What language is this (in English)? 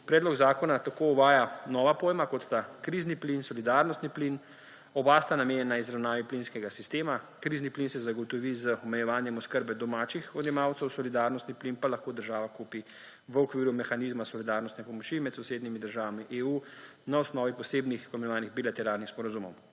Slovenian